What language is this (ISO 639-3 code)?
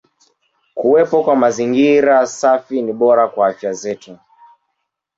swa